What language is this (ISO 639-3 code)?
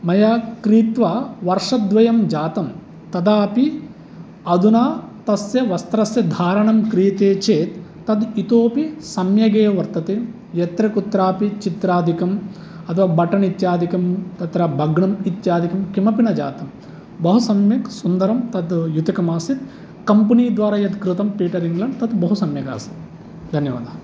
san